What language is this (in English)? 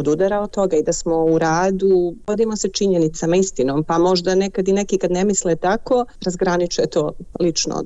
Croatian